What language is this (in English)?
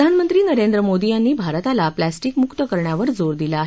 Marathi